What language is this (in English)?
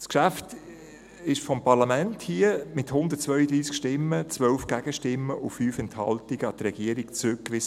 Swiss German